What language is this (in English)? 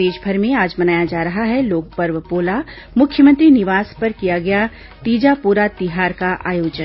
Hindi